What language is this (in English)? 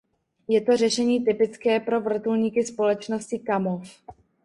Czech